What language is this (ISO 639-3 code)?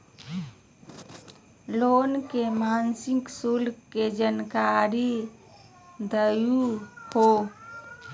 mag